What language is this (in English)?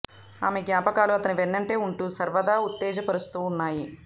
Telugu